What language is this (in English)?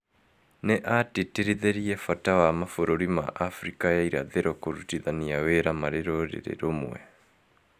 Kikuyu